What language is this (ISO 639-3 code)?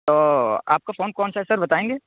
urd